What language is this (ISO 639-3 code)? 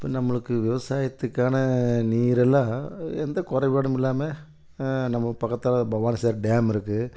tam